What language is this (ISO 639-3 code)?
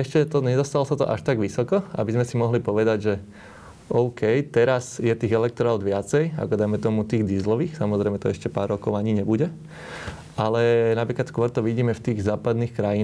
slk